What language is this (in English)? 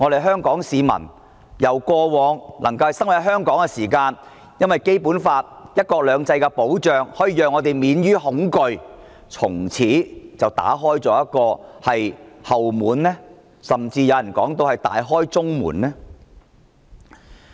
Cantonese